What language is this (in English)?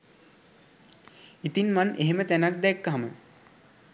Sinhala